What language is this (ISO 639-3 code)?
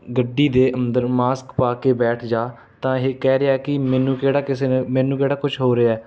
pan